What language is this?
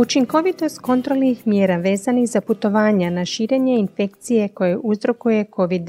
Croatian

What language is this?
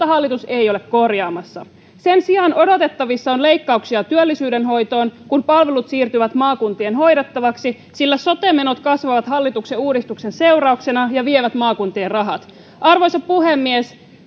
Finnish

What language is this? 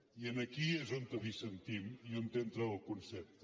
Catalan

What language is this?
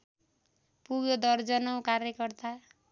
Nepali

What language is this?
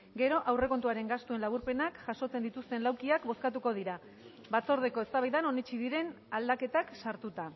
Basque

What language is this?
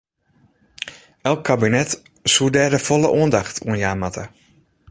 Western Frisian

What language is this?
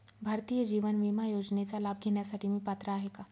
Marathi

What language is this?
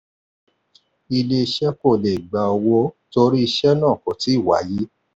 Yoruba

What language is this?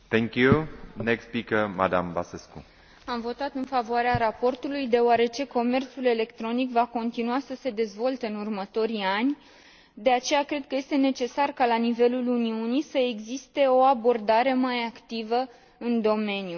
Romanian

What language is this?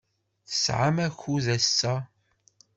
Kabyle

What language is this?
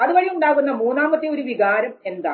Malayalam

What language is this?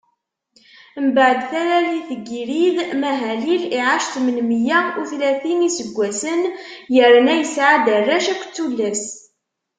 Kabyle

